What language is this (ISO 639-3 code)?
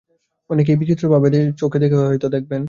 ben